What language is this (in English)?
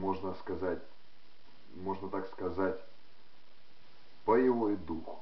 Russian